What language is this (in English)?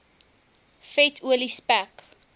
Afrikaans